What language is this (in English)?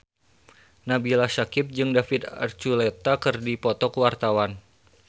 Sundanese